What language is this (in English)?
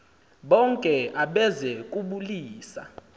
Xhosa